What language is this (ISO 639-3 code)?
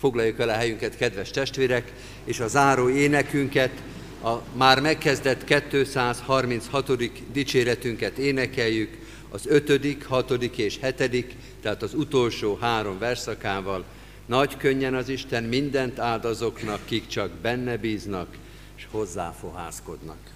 hun